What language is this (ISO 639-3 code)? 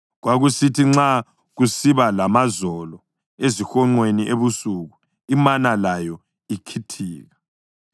nde